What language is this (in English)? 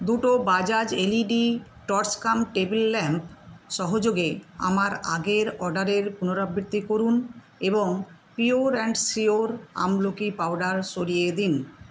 Bangla